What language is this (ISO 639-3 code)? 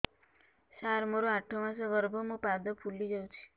ori